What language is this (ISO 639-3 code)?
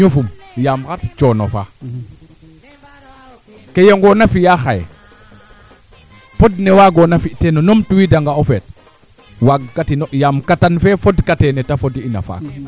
srr